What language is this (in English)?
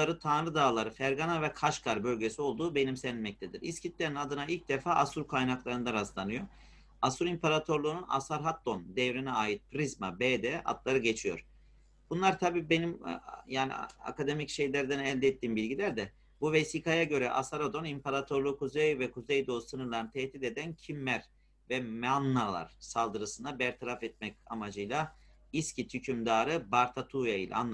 Turkish